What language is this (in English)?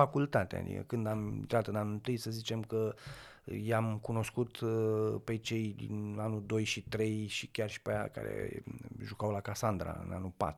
Romanian